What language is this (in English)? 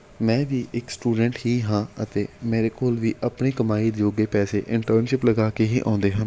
Punjabi